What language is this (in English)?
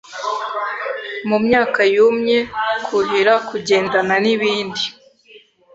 Kinyarwanda